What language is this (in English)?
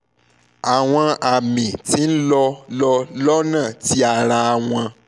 Yoruba